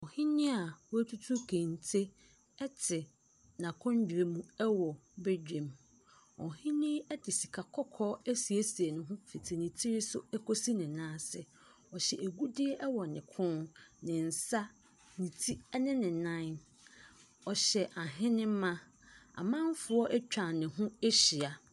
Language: Akan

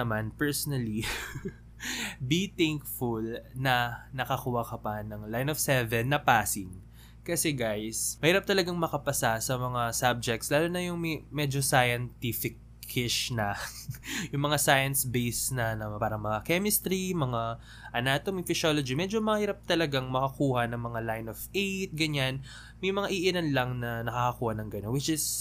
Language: Filipino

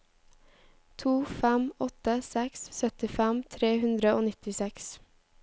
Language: Norwegian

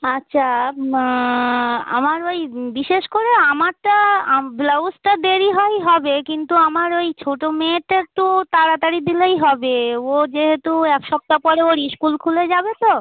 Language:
Bangla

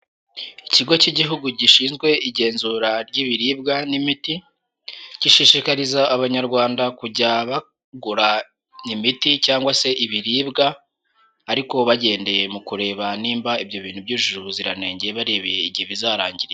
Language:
Kinyarwanda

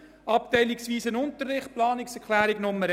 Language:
Swiss German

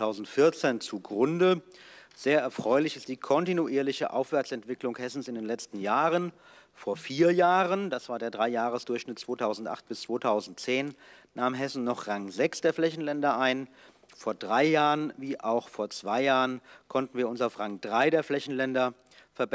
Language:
German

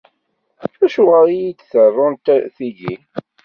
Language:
Kabyle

